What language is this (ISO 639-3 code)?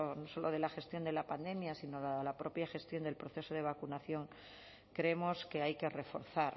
spa